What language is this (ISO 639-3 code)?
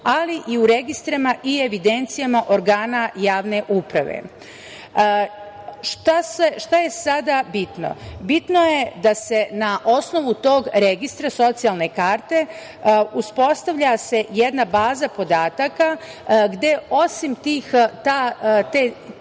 srp